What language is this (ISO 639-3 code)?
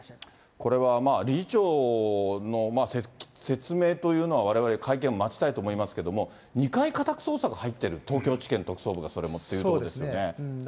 jpn